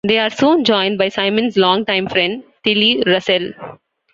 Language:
English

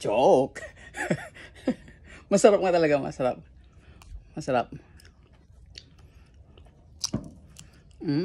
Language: Filipino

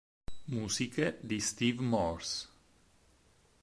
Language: Italian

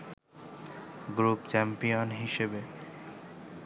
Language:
Bangla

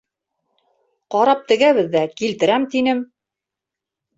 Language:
Bashkir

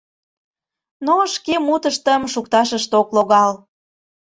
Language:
Mari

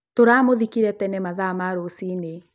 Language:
Kikuyu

